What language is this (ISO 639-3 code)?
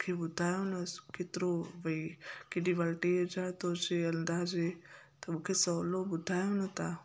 snd